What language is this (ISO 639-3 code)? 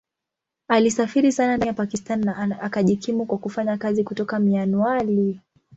swa